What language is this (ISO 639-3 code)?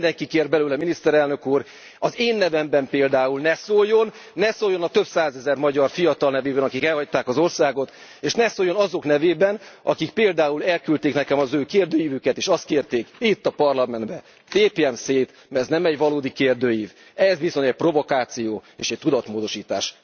hun